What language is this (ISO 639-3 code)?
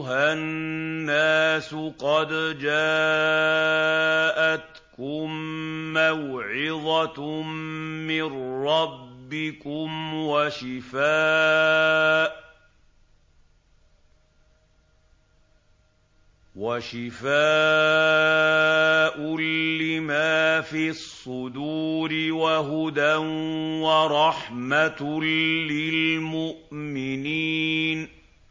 ara